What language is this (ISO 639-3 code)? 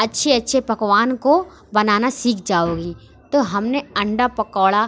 urd